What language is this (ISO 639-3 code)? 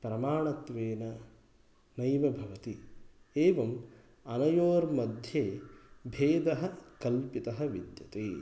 san